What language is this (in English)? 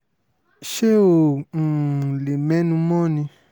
Yoruba